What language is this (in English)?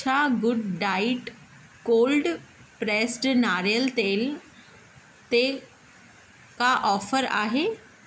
Sindhi